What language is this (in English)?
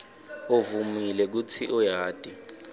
Swati